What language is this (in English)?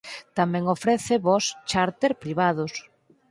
Galician